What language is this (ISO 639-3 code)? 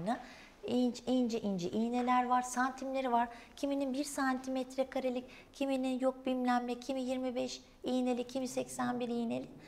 tur